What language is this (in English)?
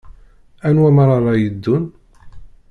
Kabyle